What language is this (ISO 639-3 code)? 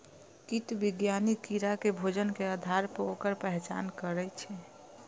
mai